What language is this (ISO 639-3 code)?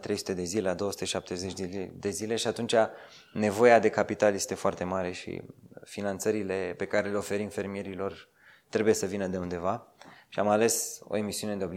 ron